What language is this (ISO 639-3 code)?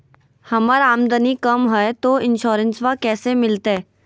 mag